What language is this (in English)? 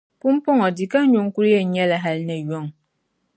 Dagbani